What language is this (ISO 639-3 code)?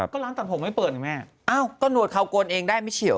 tha